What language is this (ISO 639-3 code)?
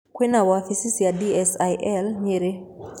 kik